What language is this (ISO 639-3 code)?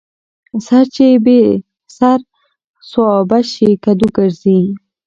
pus